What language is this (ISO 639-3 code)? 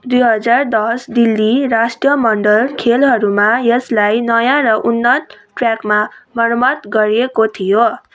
nep